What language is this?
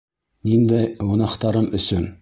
Bashkir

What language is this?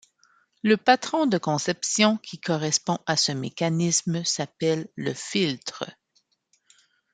French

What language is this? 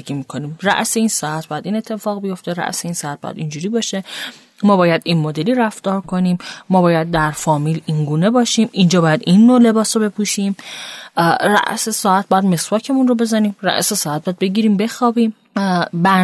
Persian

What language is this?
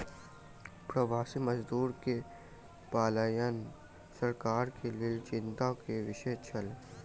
Maithili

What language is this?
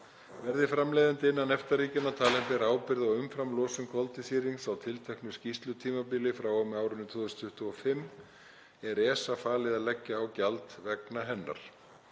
Icelandic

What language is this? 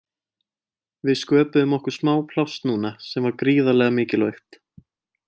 Icelandic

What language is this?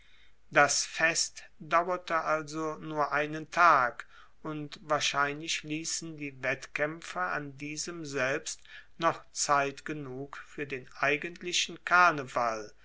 German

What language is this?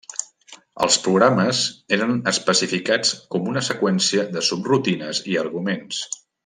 Catalan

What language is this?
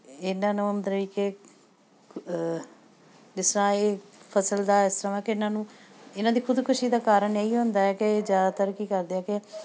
Punjabi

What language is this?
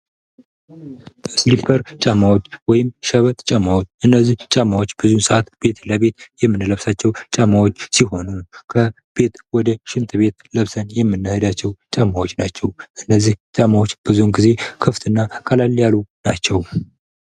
Amharic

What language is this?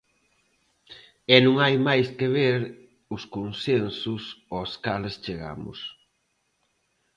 Galician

